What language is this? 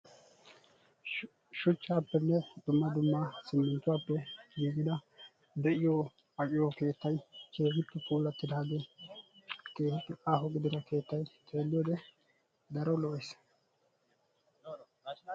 Wolaytta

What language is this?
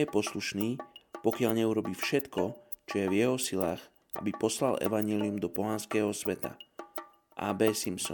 Slovak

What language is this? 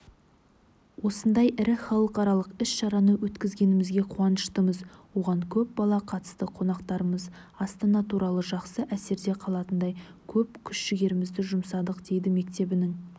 Kazakh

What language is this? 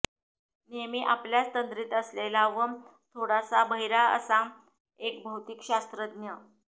Marathi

